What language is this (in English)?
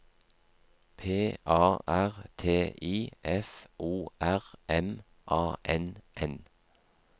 Norwegian